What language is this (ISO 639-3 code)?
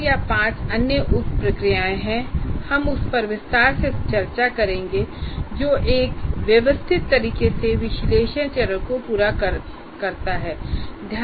hin